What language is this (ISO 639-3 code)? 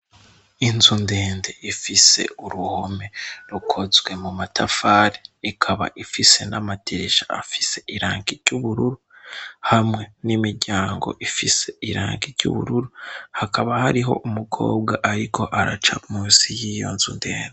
run